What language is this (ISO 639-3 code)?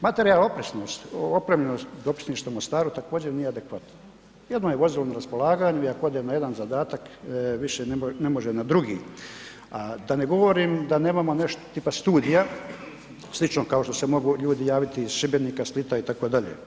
hrv